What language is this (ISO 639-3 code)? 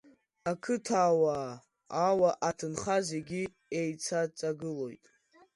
abk